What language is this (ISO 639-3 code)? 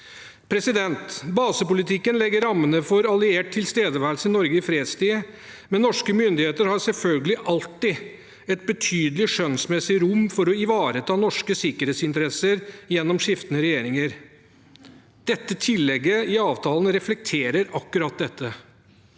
nor